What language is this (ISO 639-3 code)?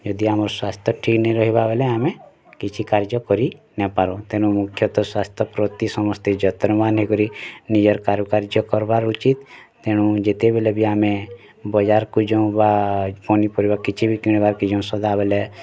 ori